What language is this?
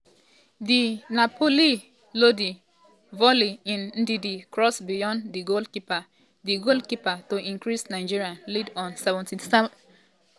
Nigerian Pidgin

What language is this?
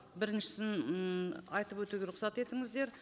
Kazakh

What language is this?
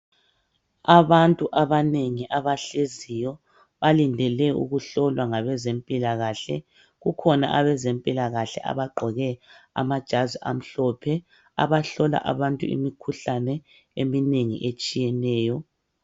North Ndebele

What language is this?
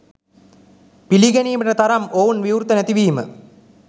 Sinhala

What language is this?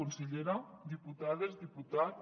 Catalan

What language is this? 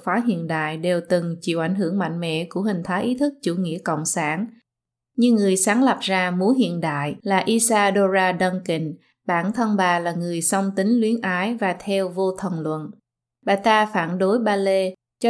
Vietnamese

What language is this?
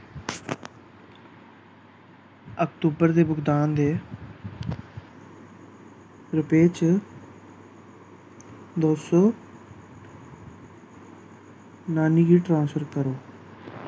Dogri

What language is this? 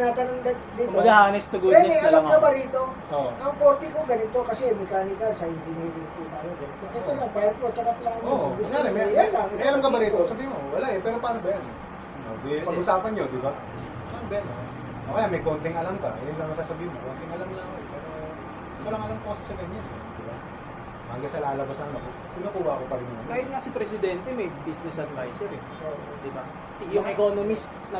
Filipino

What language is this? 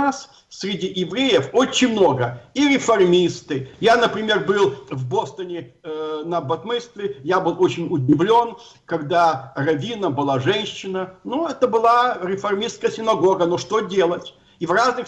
Russian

